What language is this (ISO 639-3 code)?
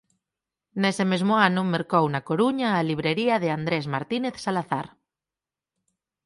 glg